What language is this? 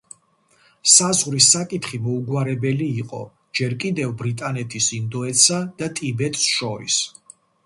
Georgian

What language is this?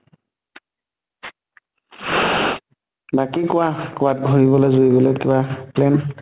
Assamese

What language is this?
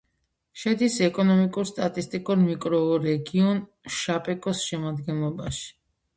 Georgian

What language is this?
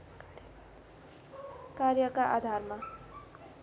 Nepali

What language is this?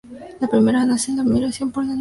Spanish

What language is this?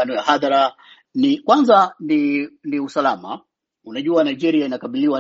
Swahili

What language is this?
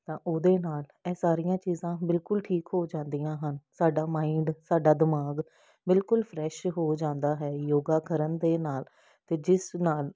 Punjabi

